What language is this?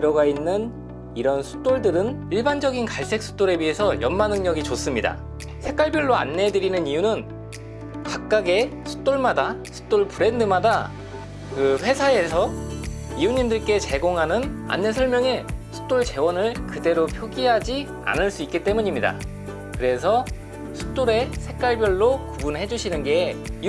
Korean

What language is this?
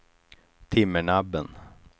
Swedish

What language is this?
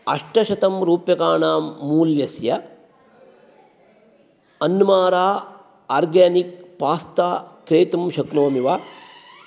Sanskrit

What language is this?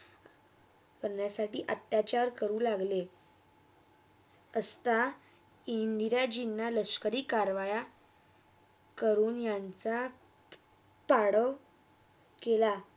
Marathi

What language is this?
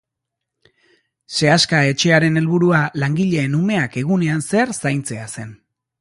Basque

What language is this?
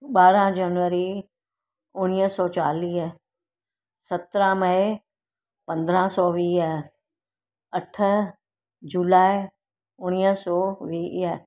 Sindhi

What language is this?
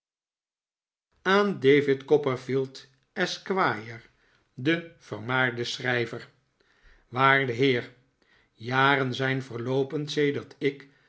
Dutch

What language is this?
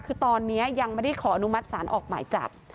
Thai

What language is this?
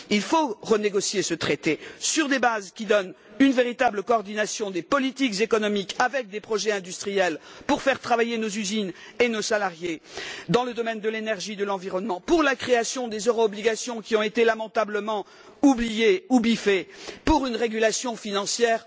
French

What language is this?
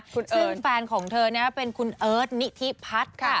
Thai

